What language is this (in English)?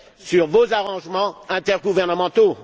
French